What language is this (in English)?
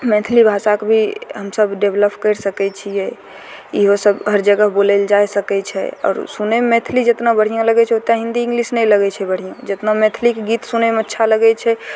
Maithili